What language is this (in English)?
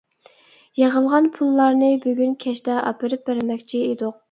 Uyghur